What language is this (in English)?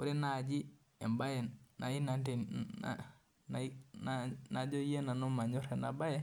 Masai